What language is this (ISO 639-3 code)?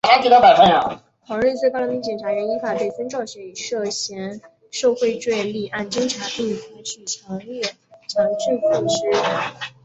zho